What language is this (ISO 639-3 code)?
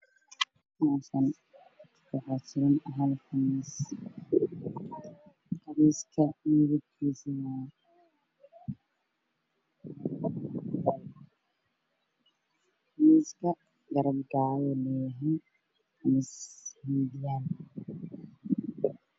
som